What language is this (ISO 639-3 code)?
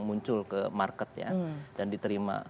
ind